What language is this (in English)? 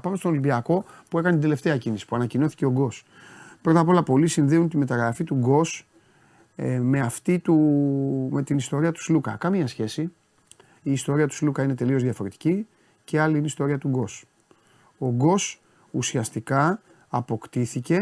Greek